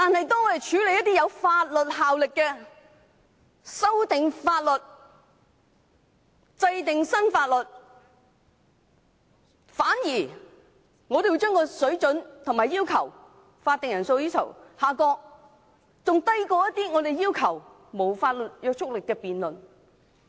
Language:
Cantonese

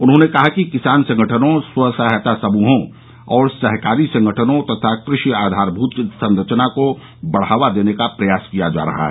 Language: Hindi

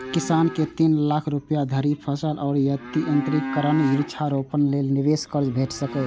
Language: Maithili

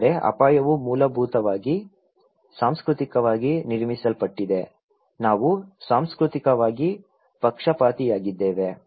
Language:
Kannada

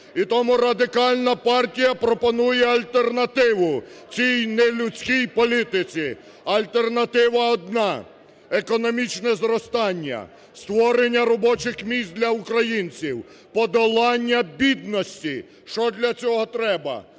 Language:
Ukrainian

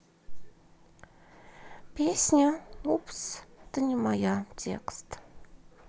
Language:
Russian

